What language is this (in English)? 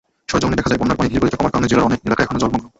Bangla